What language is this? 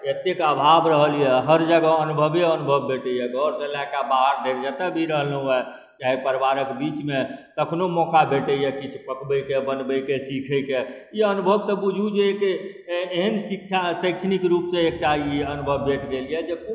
Maithili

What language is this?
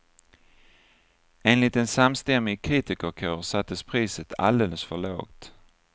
Swedish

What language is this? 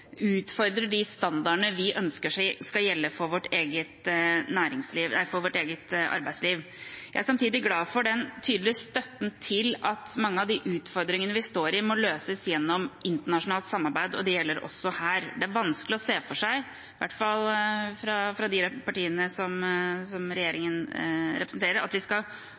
Norwegian Bokmål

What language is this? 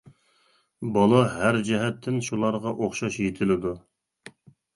Uyghur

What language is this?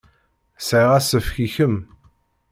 Kabyle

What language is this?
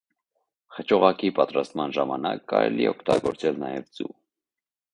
Armenian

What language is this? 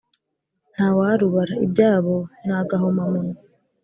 Kinyarwanda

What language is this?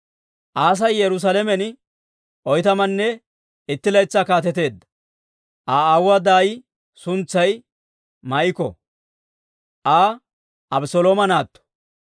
Dawro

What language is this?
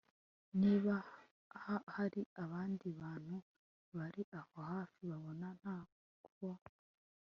Kinyarwanda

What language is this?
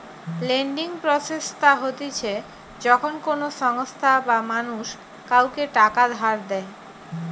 Bangla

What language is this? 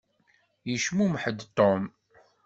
Kabyle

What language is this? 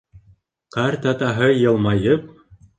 Bashkir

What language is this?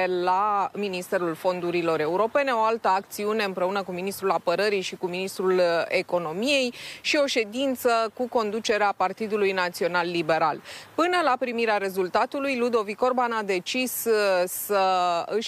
Romanian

